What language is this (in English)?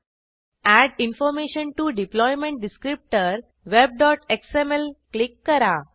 Marathi